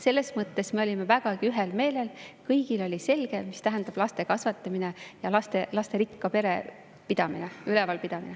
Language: Estonian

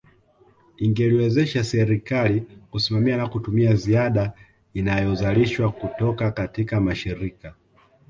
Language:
Swahili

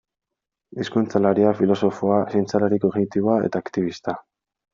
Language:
Basque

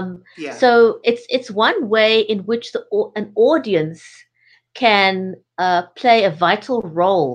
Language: English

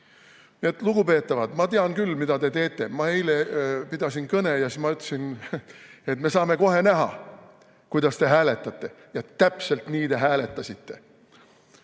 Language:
Estonian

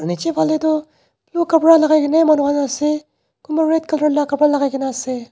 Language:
Naga Pidgin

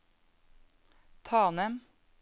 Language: Norwegian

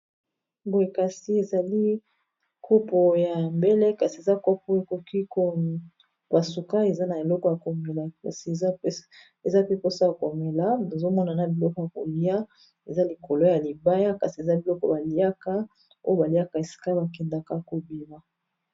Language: Lingala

